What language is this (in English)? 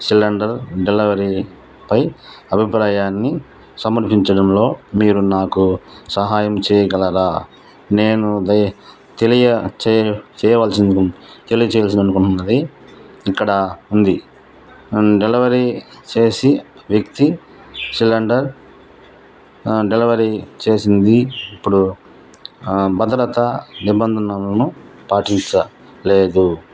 Telugu